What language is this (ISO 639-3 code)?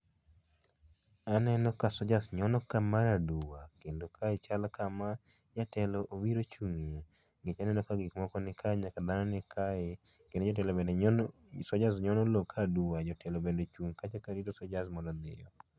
luo